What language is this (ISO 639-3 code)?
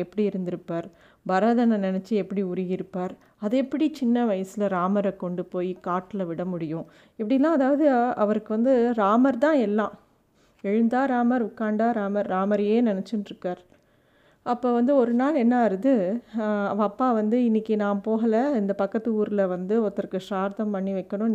tam